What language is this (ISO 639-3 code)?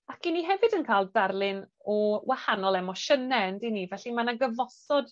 cym